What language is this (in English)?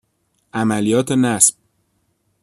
Persian